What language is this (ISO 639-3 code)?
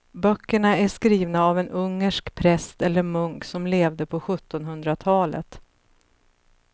swe